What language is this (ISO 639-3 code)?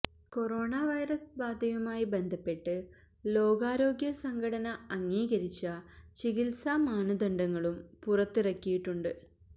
mal